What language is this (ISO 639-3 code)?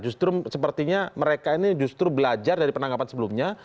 ind